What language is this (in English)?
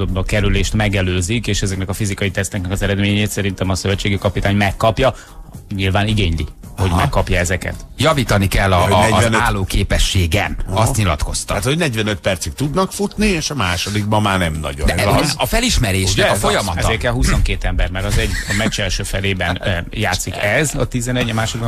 Hungarian